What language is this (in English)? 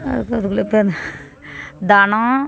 Tamil